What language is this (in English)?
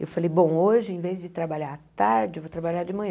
Portuguese